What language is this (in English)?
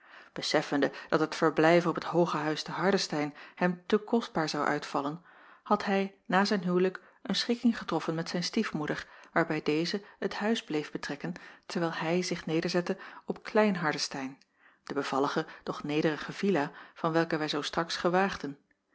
Dutch